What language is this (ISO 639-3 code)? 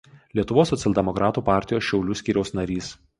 lit